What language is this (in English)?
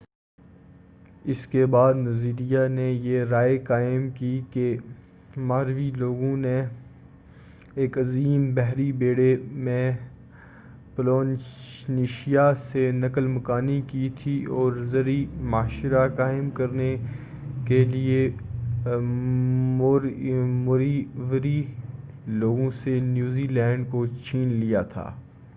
Urdu